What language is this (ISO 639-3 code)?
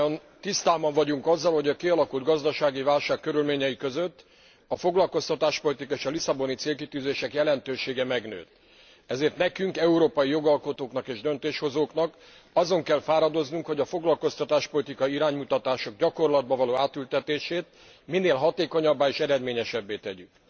hun